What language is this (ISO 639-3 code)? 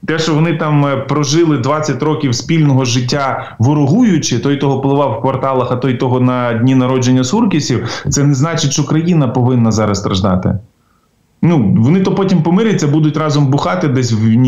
ukr